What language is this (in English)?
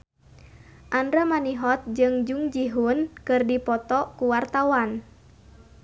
Sundanese